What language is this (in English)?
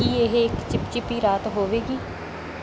Punjabi